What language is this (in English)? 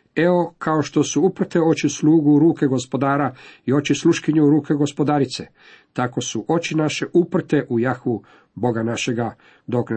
Croatian